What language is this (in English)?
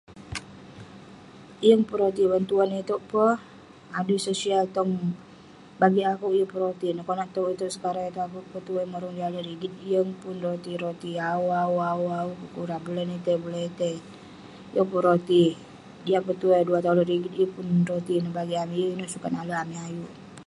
Western Penan